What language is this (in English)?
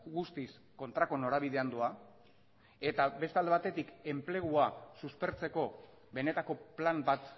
Basque